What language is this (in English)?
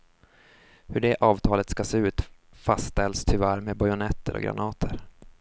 Swedish